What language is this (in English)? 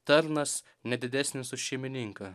Lithuanian